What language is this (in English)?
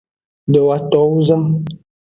Aja (Benin)